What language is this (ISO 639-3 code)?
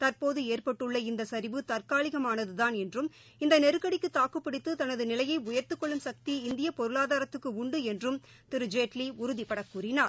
tam